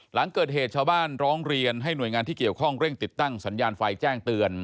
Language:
Thai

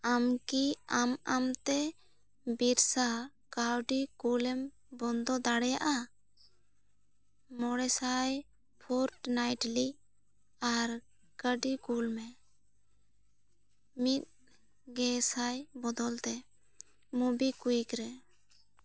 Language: Santali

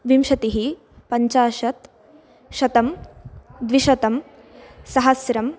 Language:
Sanskrit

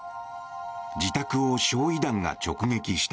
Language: Japanese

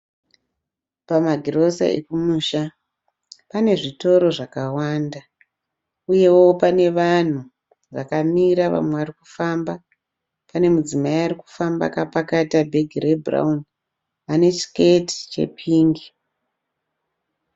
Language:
Shona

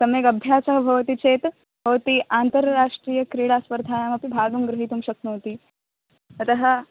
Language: Sanskrit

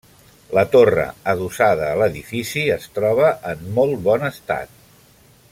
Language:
Catalan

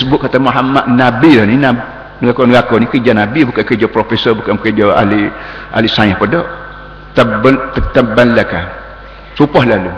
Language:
Malay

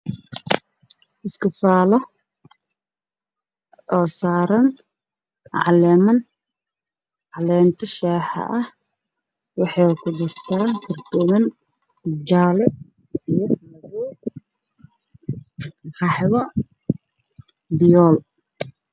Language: Somali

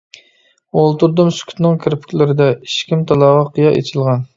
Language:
Uyghur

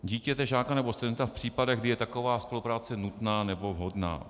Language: Czech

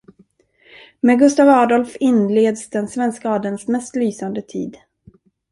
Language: Swedish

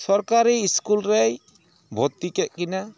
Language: Santali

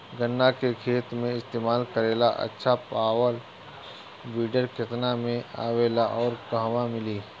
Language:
Bhojpuri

